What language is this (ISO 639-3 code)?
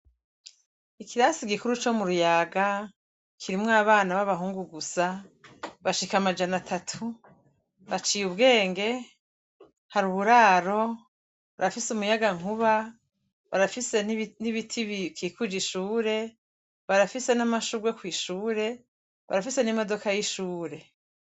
run